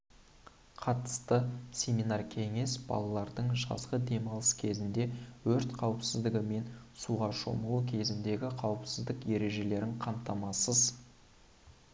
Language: Kazakh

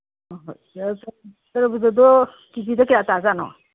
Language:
Manipuri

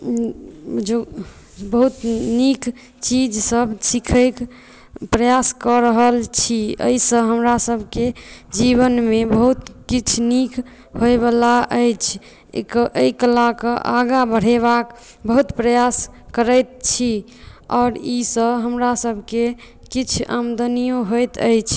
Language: Maithili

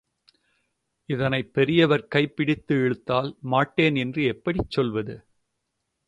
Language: Tamil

